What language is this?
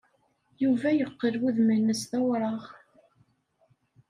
Kabyle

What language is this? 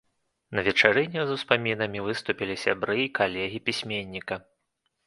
Belarusian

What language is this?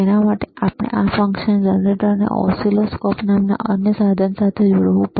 Gujarati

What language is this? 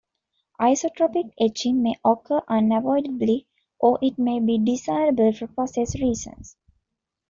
English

